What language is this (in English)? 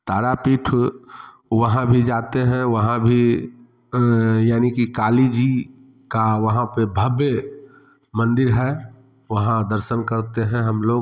Hindi